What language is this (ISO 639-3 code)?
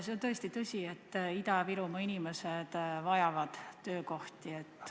est